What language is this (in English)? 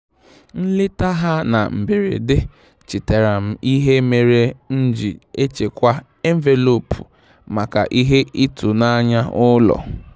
Igbo